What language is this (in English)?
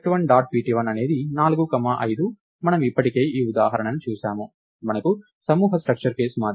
Telugu